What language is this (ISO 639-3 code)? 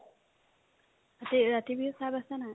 asm